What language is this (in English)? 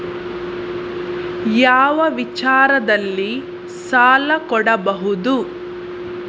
Kannada